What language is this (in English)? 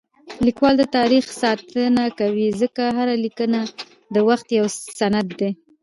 Pashto